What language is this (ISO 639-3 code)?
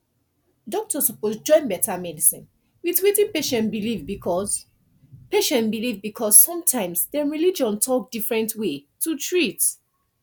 pcm